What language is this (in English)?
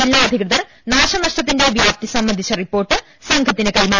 Malayalam